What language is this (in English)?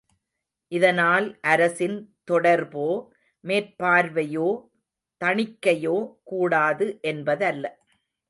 Tamil